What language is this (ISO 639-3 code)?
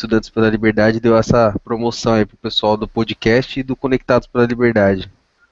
por